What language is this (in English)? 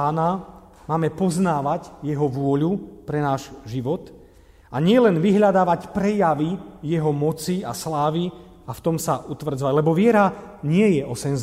Slovak